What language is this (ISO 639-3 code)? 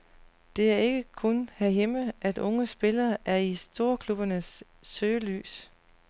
dan